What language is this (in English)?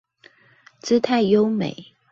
Chinese